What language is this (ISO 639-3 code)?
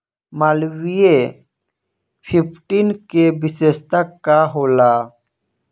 bho